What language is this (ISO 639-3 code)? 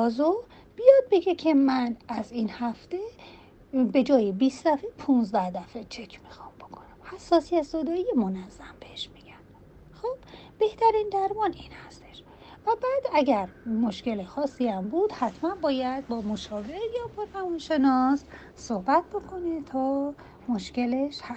fas